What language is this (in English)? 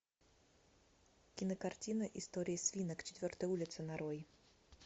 Russian